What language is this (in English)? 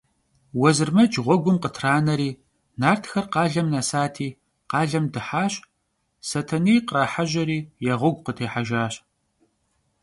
Kabardian